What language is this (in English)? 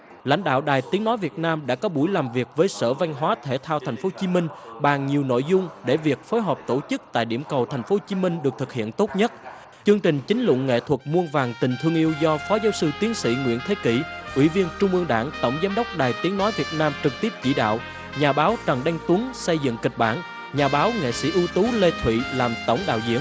Vietnamese